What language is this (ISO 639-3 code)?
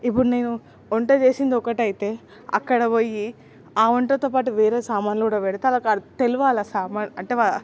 tel